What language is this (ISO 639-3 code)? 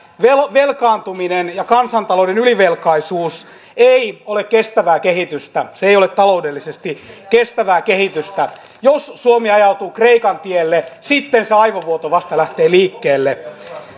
fin